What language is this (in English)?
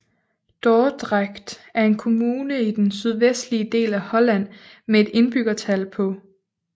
Danish